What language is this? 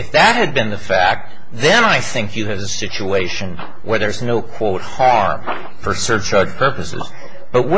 English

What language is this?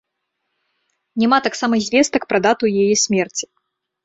Belarusian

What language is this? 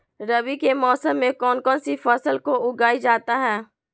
Magahi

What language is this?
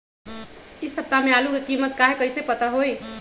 Magahi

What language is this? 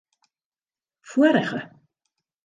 Western Frisian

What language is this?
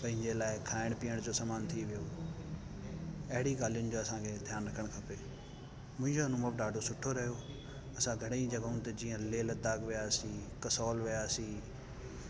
Sindhi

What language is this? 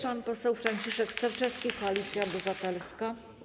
Polish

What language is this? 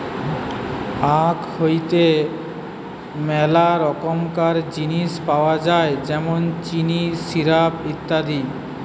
Bangla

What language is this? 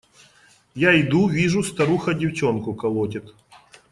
Russian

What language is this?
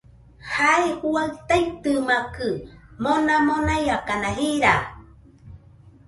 Nüpode Huitoto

